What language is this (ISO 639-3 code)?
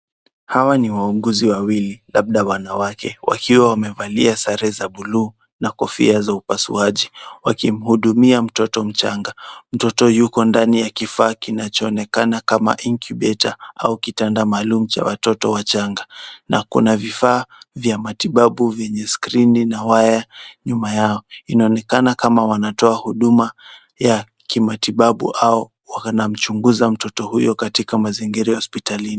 swa